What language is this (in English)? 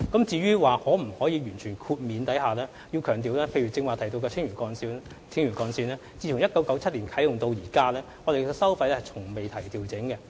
Cantonese